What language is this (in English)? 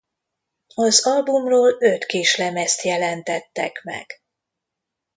Hungarian